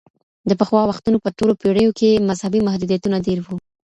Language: Pashto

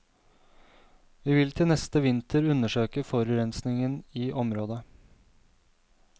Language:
Norwegian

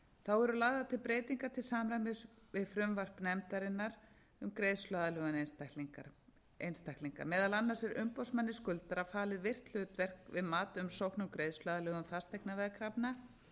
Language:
Icelandic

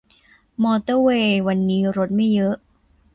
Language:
Thai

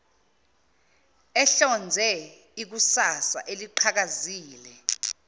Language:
Zulu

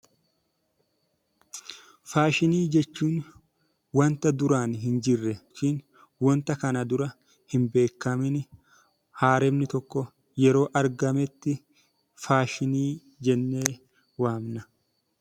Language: Oromo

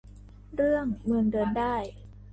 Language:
Thai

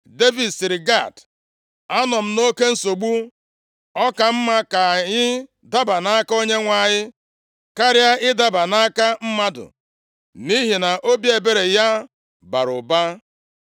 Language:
Igbo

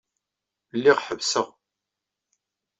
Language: Kabyle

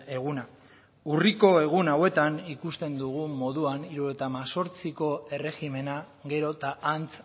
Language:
Basque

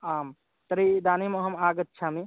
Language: Sanskrit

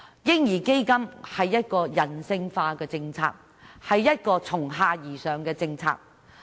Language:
Cantonese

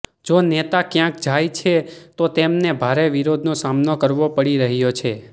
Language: Gujarati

